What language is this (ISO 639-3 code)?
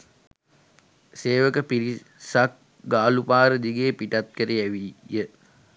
sin